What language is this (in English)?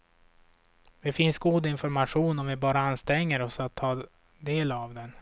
Swedish